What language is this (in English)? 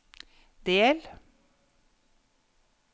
Norwegian